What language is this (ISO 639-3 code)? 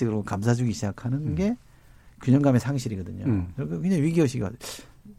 kor